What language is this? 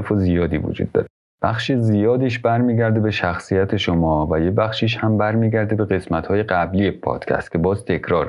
Persian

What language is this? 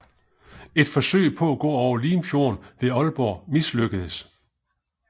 Danish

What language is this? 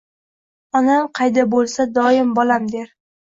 Uzbek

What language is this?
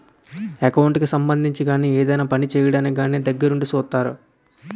Telugu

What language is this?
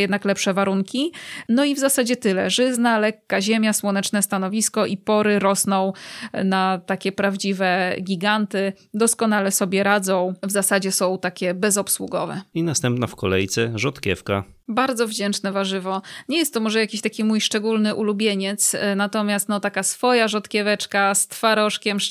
Polish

